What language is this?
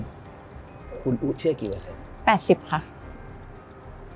Thai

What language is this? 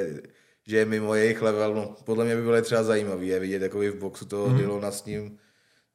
Czech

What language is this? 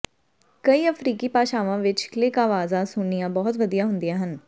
Punjabi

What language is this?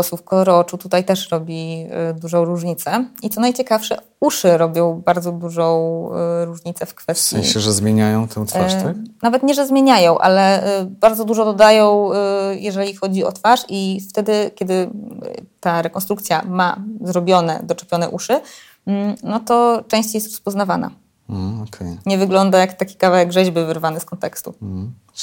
Polish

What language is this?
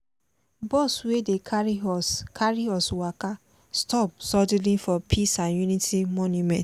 Nigerian Pidgin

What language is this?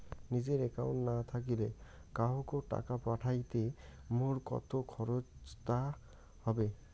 Bangla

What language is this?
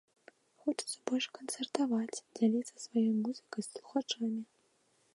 Belarusian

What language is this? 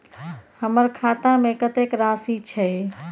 Maithili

